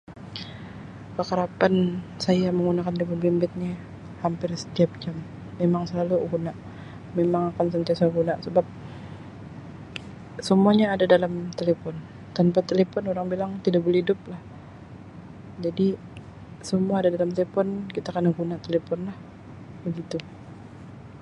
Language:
Sabah Malay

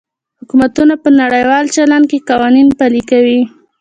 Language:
Pashto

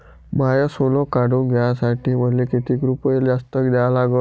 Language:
Marathi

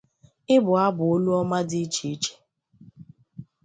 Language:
Igbo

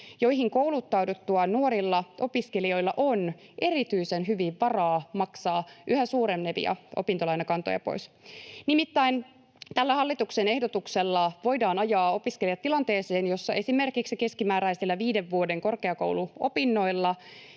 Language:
Finnish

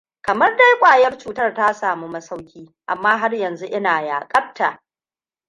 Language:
Hausa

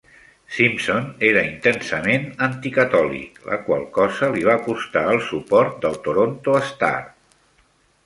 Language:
Catalan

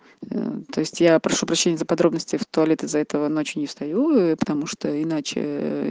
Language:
Russian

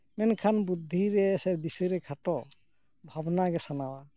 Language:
Santali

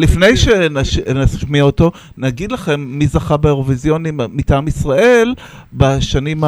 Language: Hebrew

